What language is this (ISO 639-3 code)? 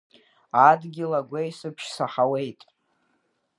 abk